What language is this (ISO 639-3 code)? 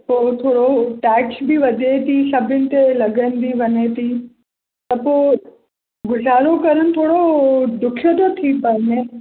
snd